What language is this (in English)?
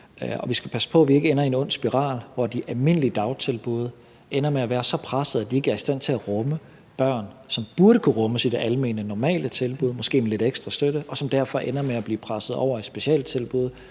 Danish